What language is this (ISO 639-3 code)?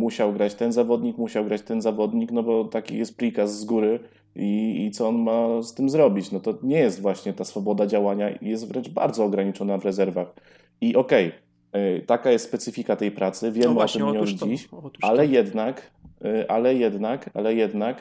pol